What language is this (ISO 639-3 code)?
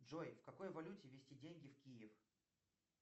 rus